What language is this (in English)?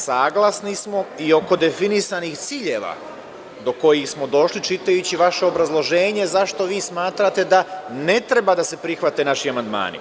Serbian